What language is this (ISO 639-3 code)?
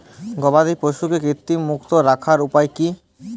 ben